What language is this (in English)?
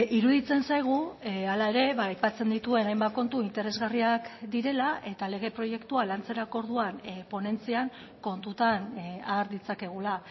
Basque